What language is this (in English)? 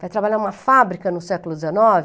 Portuguese